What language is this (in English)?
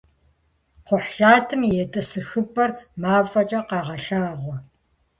Kabardian